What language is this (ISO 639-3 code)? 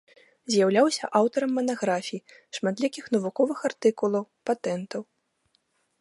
bel